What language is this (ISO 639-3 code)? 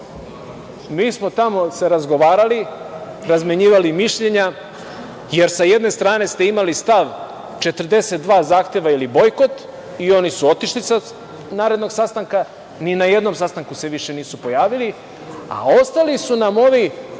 srp